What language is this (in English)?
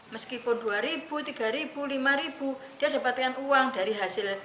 Indonesian